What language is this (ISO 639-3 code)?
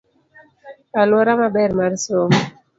luo